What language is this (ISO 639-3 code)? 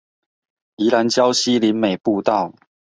zho